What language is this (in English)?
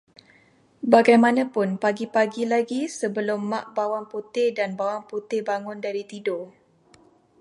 Malay